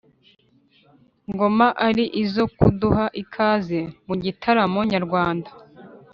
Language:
Kinyarwanda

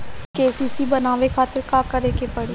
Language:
Bhojpuri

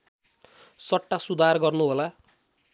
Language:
Nepali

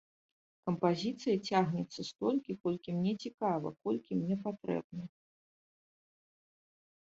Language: Belarusian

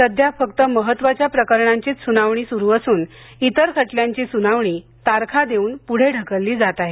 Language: Marathi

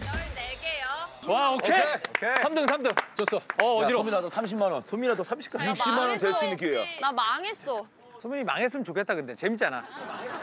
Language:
Korean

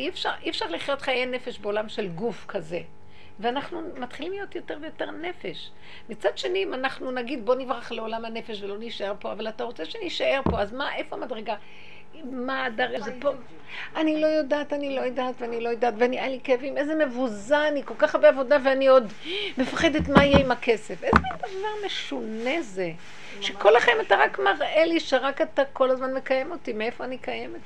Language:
Hebrew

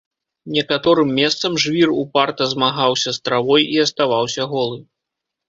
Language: Belarusian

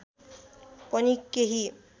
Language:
Nepali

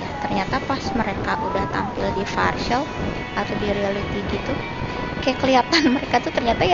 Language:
Indonesian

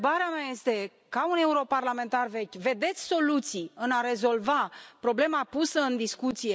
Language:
Romanian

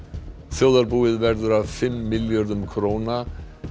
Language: Icelandic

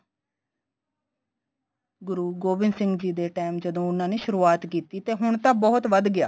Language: Punjabi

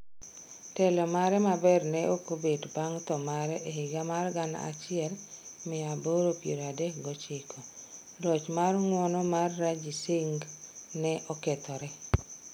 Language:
Luo (Kenya and Tanzania)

